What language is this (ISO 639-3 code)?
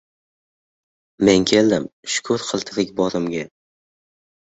uzb